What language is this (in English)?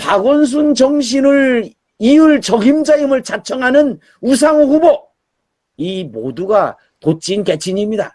Korean